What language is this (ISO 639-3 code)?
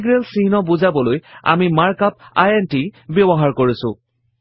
asm